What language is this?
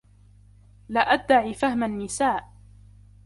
Arabic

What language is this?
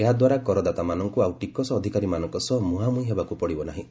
Odia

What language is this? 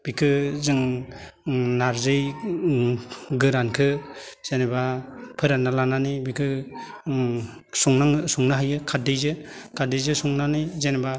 Bodo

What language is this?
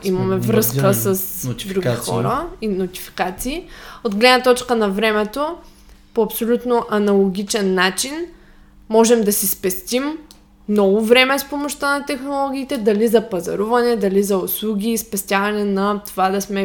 Bulgarian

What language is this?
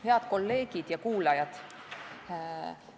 Estonian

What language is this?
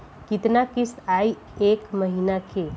Bhojpuri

